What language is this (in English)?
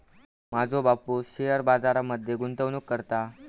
Marathi